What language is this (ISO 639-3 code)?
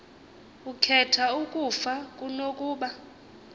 xho